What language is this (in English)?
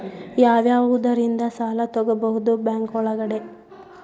Kannada